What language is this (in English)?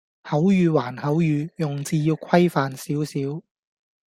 Cantonese